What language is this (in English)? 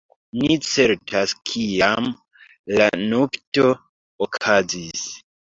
Esperanto